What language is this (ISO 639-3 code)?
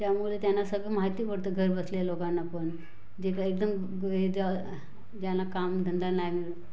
mar